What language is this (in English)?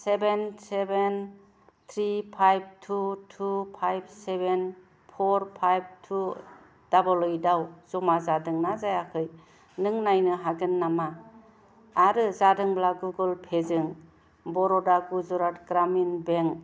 Bodo